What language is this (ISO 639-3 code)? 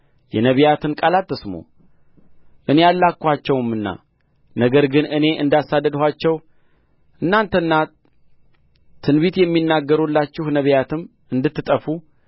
amh